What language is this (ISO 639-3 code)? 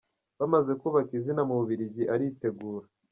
kin